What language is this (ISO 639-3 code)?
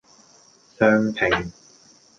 yue